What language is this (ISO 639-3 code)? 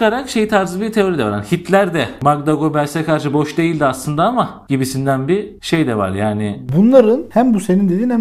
tur